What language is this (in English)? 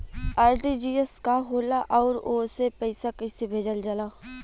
Bhojpuri